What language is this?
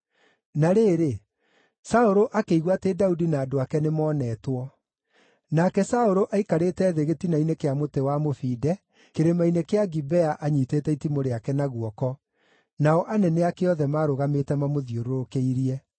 Kikuyu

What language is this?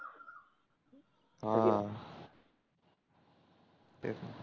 Marathi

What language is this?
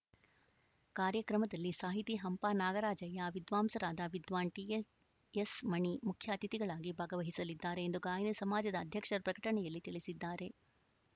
Kannada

